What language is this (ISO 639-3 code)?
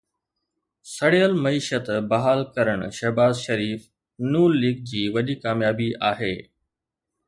snd